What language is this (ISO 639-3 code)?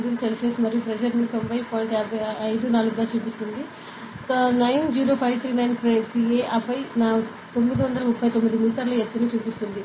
tel